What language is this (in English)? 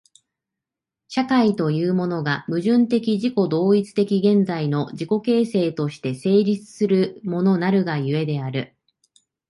Japanese